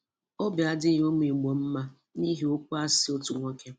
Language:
Igbo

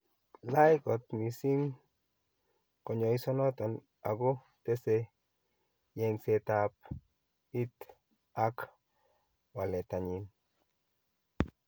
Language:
Kalenjin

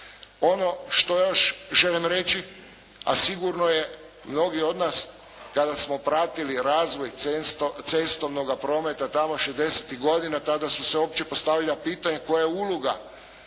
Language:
Croatian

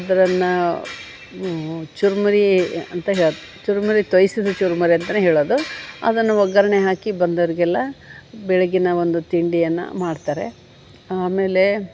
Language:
Kannada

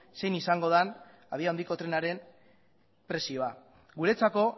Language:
Basque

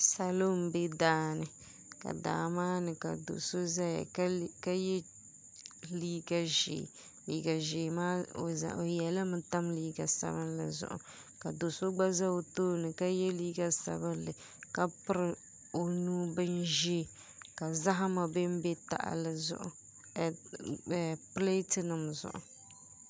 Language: Dagbani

